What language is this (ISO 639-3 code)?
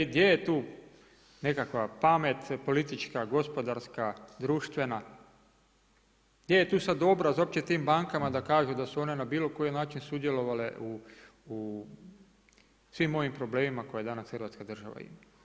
hrv